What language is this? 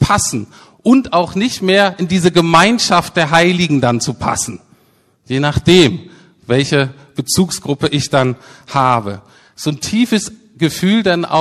German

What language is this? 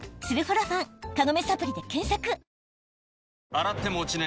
Japanese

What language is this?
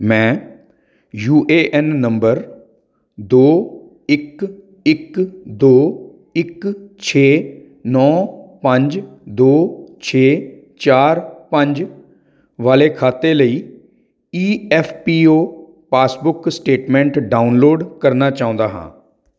Punjabi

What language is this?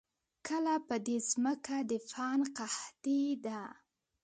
Pashto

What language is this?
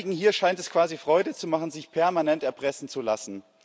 German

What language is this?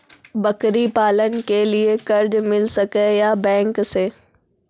Maithili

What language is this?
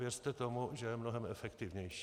Czech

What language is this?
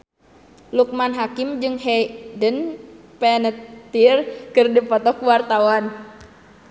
Sundanese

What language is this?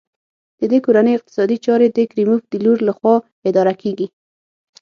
Pashto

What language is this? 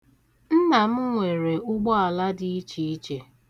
Igbo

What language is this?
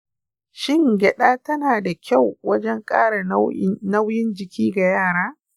Hausa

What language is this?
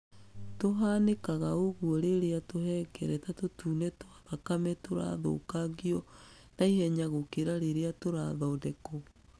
Kikuyu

